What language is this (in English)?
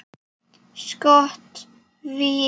Icelandic